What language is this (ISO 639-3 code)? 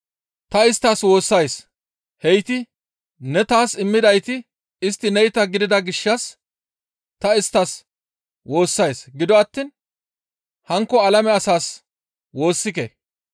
gmv